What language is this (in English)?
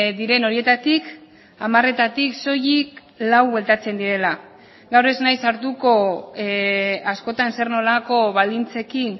Basque